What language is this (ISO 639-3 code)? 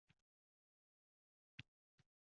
uzb